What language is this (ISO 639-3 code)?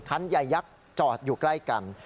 tha